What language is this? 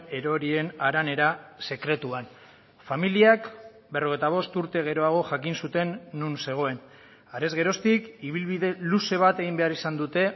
Basque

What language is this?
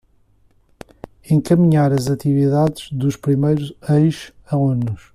Portuguese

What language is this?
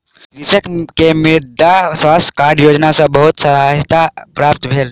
Maithili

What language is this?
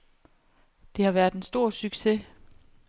Danish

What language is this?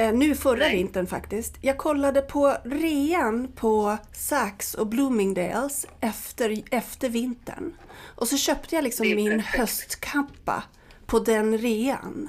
Swedish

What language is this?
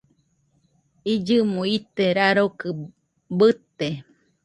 Nüpode Huitoto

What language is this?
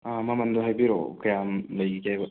Manipuri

